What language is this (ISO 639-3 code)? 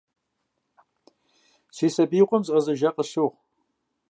kbd